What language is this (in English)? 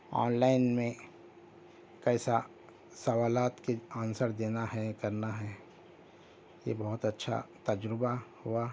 Urdu